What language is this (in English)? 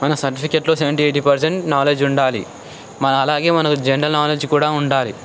Telugu